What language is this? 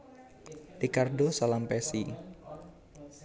Javanese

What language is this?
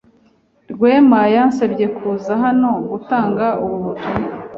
Kinyarwanda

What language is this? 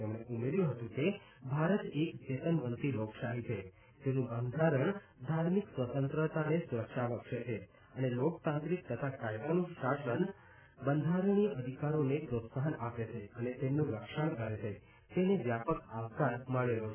Gujarati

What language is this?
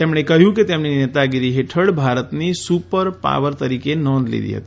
Gujarati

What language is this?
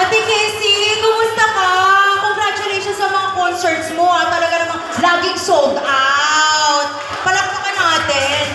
Filipino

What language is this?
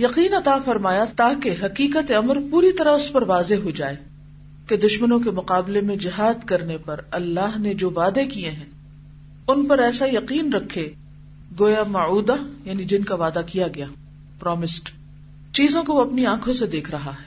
Urdu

